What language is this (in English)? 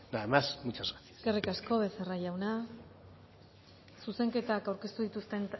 Basque